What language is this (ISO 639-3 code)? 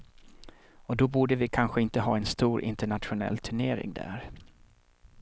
swe